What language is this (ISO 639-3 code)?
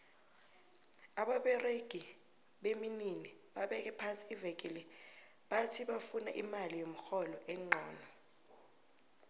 nbl